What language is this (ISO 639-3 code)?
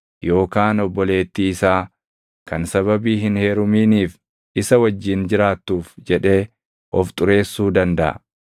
orm